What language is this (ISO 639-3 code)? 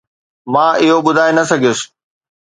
snd